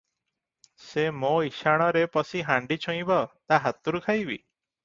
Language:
Odia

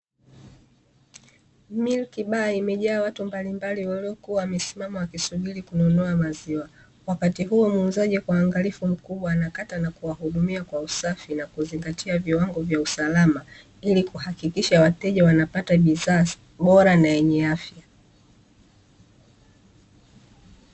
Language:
Swahili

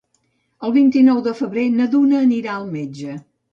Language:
Catalan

